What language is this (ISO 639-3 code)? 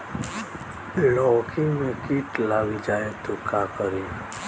bho